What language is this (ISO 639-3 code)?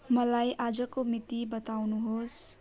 nep